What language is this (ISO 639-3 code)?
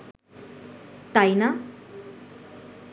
ben